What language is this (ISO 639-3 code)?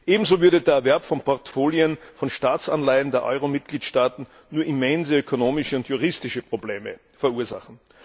deu